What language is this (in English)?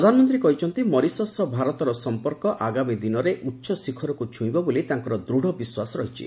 Odia